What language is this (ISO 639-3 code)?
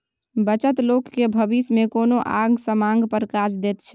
mai